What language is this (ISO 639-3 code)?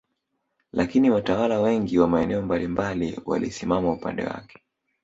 swa